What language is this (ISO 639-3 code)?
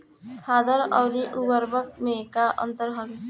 bho